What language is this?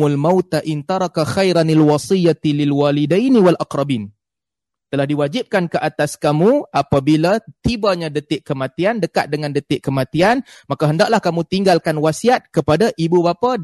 Malay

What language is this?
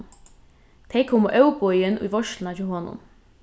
Faroese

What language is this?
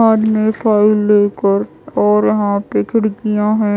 Hindi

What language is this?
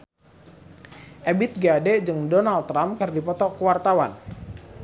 Sundanese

